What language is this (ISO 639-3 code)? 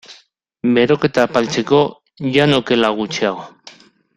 eus